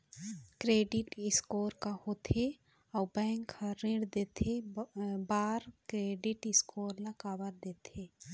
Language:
Chhattisgarhi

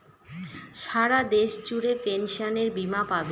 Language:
Bangla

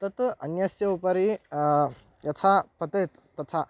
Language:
Sanskrit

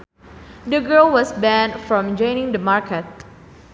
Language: Sundanese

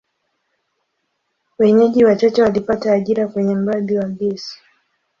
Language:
Swahili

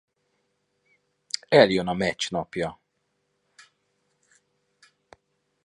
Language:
Hungarian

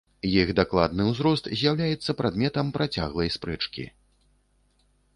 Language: Belarusian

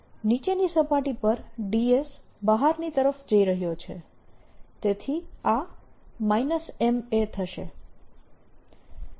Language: Gujarati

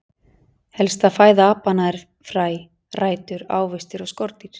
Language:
Icelandic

